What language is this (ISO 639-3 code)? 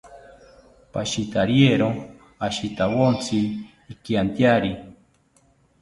cpy